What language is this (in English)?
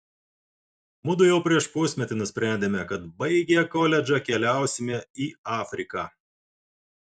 Lithuanian